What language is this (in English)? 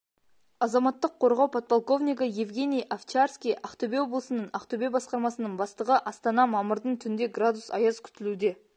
Kazakh